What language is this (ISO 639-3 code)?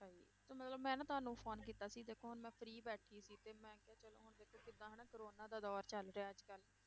pan